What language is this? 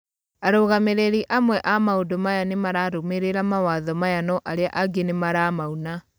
Kikuyu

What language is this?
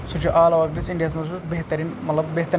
Kashmiri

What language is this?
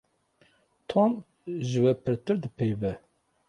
Kurdish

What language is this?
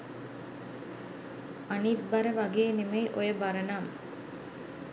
Sinhala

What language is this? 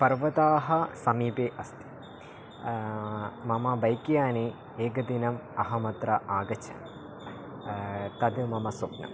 Sanskrit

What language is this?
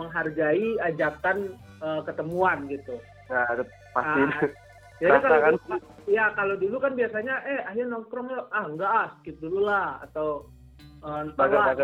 Indonesian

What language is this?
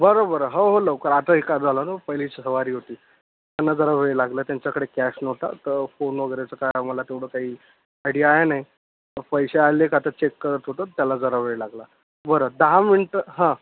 Marathi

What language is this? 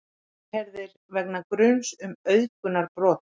Icelandic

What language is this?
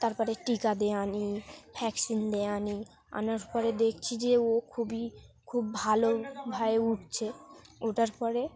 Bangla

